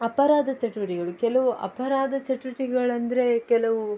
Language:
Kannada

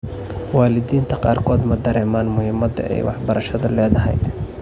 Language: Somali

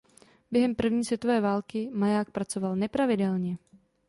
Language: Czech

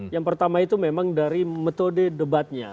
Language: Indonesian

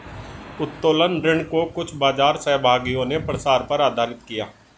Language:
Hindi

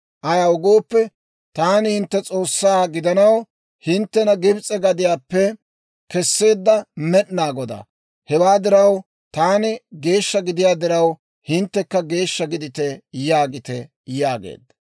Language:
Dawro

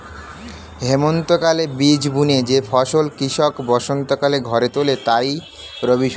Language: Bangla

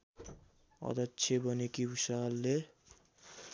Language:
Nepali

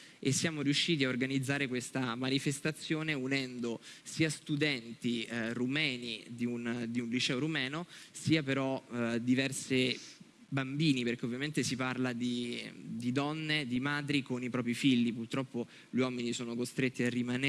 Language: Italian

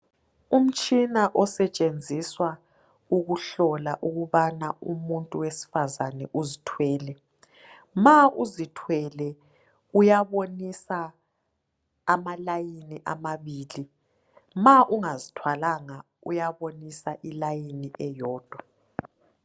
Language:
North Ndebele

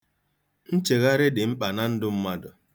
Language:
Igbo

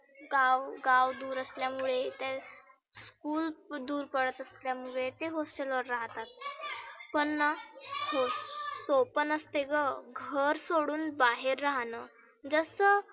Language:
Marathi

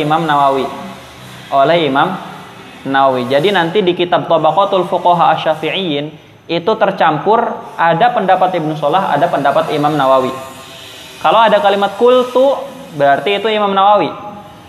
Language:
Indonesian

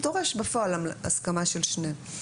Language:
Hebrew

